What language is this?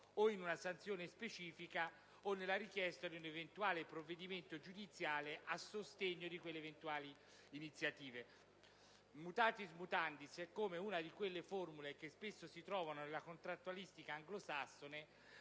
Italian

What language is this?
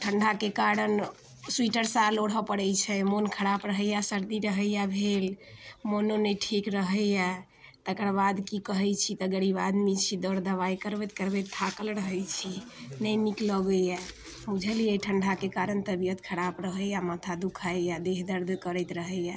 Maithili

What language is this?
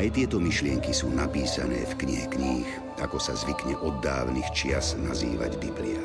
Slovak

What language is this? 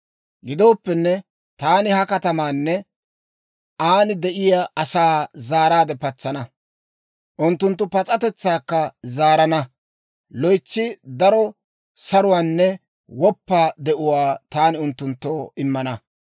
Dawro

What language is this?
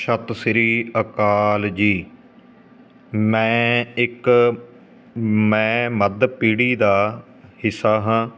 Punjabi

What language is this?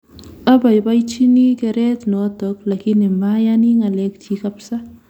Kalenjin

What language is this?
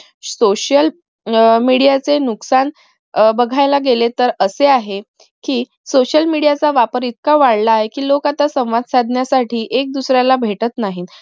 Marathi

